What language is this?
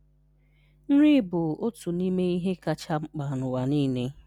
Igbo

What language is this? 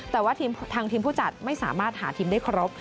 Thai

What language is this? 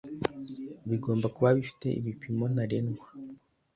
Kinyarwanda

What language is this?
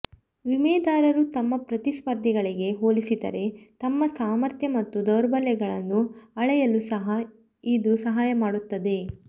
Kannada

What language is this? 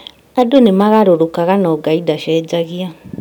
Kikuyu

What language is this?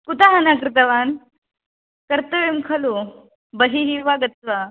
Sanskrit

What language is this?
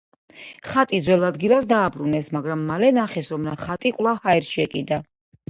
Georgian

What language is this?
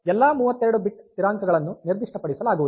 Kannada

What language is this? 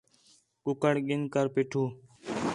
Khetrani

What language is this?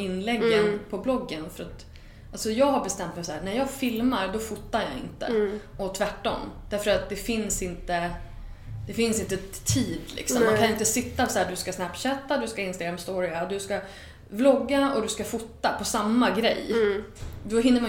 Swedish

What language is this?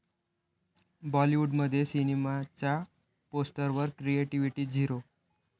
Marathi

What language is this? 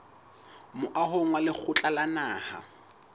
Southern Sotho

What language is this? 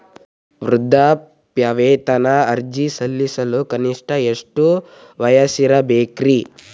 Kannada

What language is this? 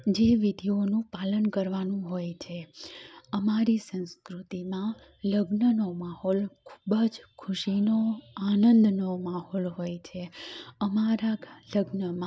Gujarati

